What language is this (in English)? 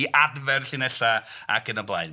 Welsh